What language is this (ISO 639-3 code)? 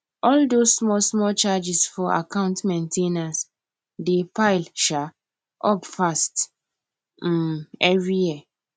pcm